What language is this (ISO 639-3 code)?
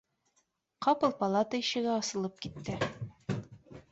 bak